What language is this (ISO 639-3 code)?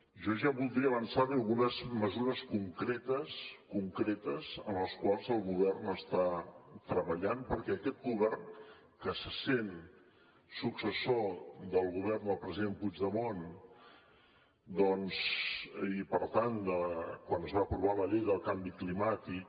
cat